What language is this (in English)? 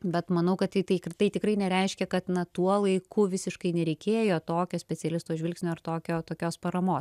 Lithuanian